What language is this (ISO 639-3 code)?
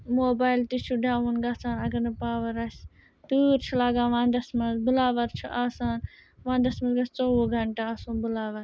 kas